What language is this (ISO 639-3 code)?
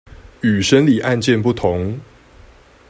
zho